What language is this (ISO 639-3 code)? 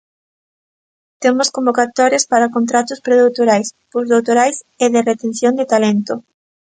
glg